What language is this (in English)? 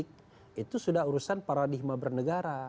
Indonesian